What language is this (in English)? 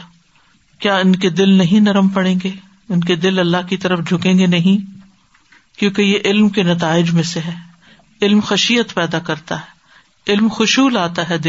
Urdu